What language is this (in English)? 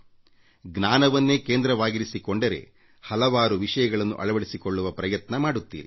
Kannada